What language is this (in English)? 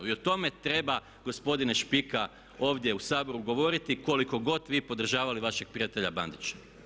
Croatian